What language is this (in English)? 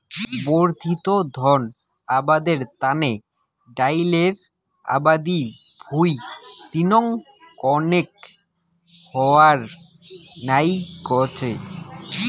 Bangla